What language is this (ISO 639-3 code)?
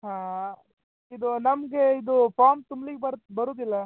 kan